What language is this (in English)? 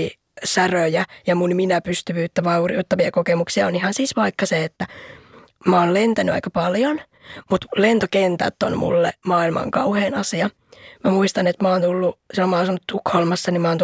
Finnish